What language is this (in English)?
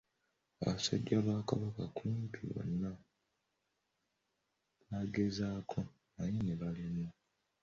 Ganda